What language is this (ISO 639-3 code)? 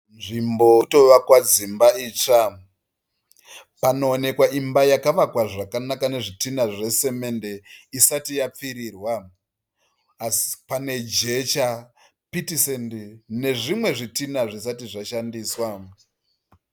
sna